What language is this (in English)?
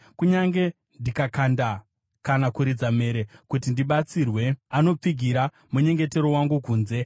Shona